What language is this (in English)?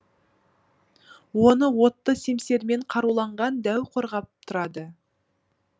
Kazakh